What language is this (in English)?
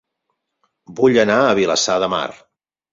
Catalan